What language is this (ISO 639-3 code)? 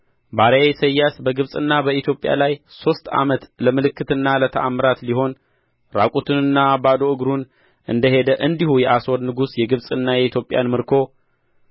amh